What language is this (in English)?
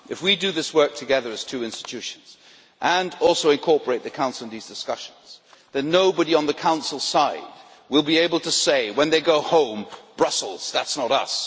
English